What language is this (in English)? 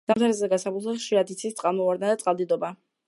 Georgian